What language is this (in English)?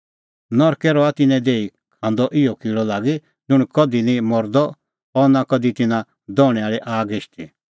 Kullu Pahari